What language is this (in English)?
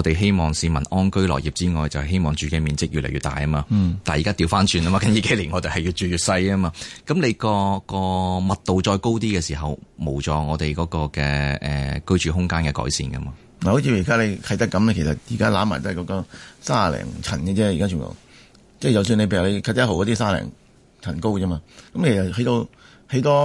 Chinese